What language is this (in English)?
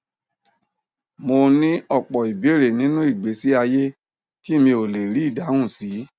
Yoruba